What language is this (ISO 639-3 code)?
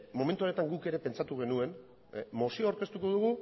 eus